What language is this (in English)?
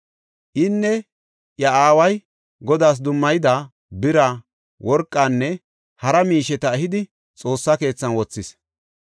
Gofa